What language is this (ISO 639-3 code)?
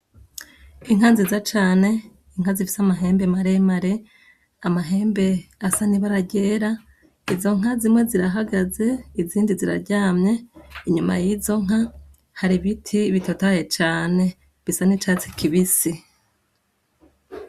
run